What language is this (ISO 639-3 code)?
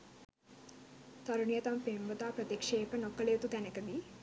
sin